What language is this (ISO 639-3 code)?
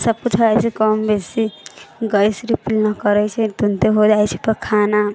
mai